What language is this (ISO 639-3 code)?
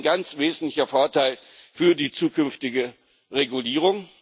deu